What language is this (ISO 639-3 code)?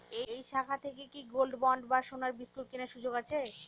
ben